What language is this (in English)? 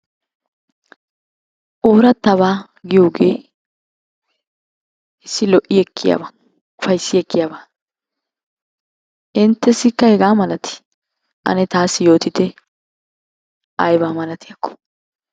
Wolaytta